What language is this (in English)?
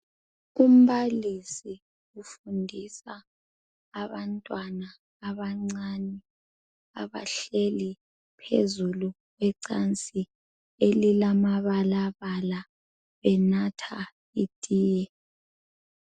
North Ndebele